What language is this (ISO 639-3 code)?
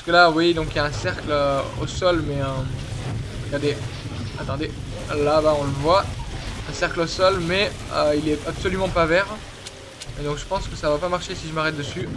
fra